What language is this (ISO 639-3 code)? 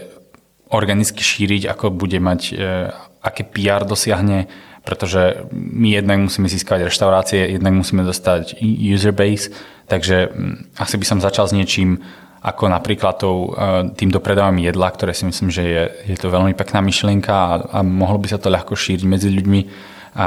slk